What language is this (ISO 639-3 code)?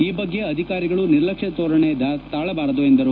kan